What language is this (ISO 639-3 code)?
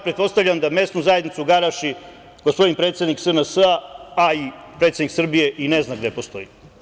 srp